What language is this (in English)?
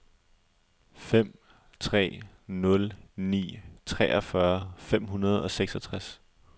Danish